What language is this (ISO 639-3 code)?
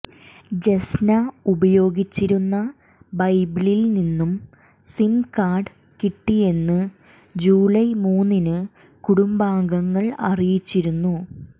mal